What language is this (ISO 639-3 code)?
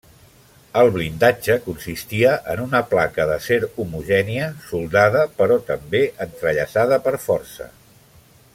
cat